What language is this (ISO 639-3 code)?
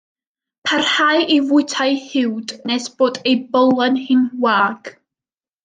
cym